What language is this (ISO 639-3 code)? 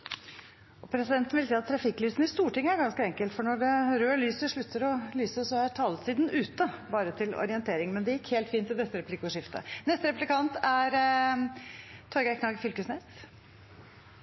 nor